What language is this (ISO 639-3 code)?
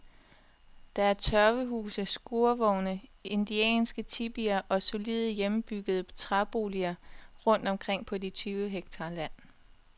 dan